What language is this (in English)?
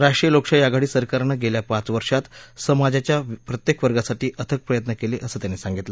Marathi